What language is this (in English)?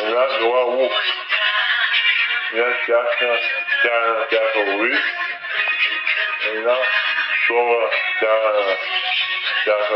Bulgarian